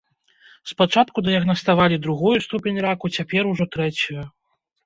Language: Belarusian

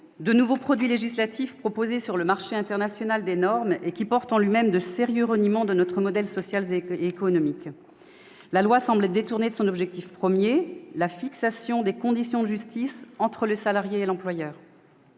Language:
French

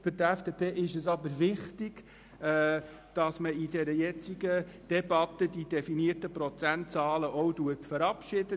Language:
Swiss German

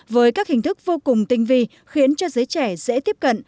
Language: Vietnamese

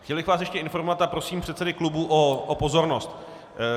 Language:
Czech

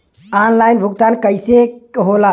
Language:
Bhojpuri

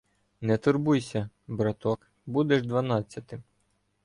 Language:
Ukrainian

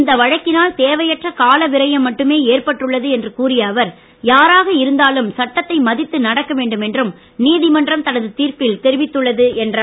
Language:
Tamil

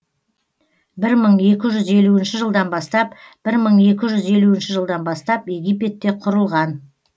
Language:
Kazakh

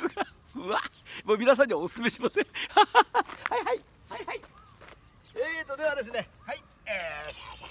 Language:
Japanese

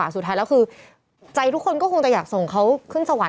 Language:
Thai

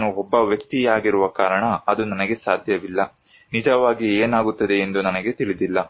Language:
Kannada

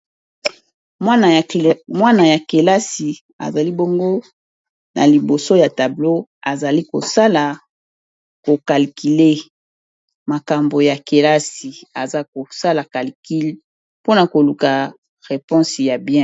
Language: Lingala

